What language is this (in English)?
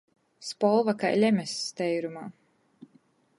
Latgalian